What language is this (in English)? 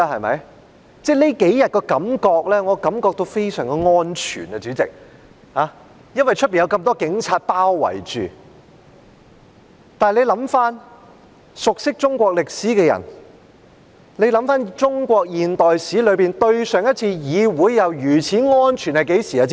Cantonese